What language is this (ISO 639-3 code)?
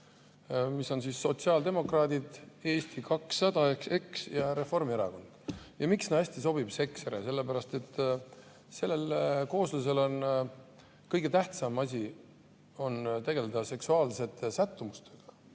est